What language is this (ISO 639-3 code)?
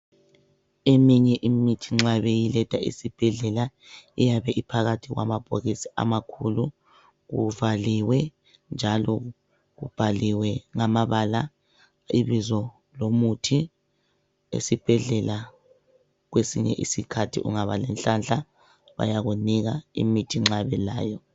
nde